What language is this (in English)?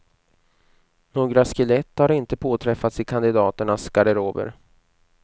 Swedish